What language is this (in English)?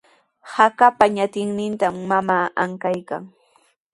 Sihuas Ancash Quechua